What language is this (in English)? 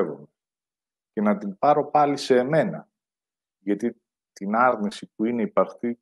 Greek